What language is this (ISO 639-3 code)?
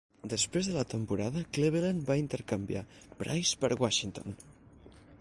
cat